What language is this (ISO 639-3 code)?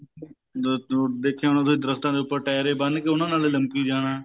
pan